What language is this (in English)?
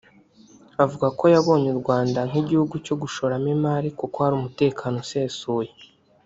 Kinyarwanda